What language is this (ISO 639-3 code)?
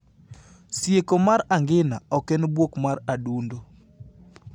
luo